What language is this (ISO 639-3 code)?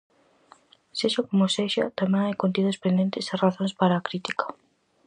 glg